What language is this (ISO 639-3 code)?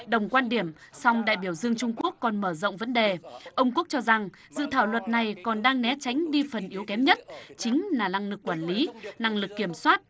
vie